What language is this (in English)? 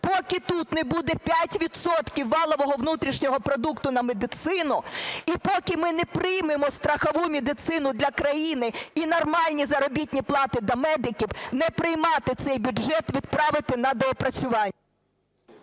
Ukrainian